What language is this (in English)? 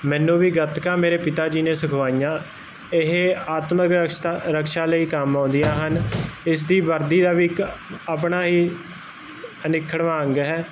Punjabi